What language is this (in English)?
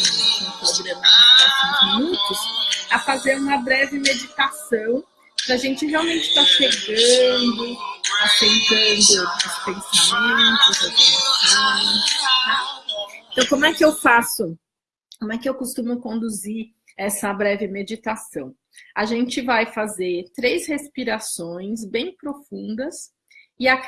Portuguese